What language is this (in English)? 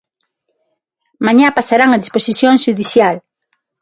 Galician